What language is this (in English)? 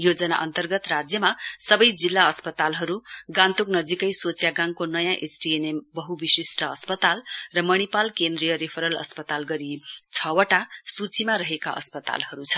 Nepali